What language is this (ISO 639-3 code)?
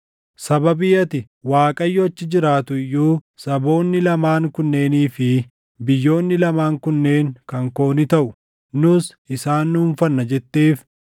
orm